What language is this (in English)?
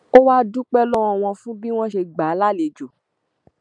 Yoruba